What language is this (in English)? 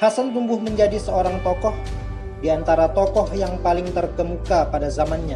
Indonesian